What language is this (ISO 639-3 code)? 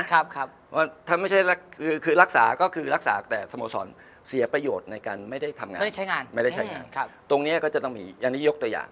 tha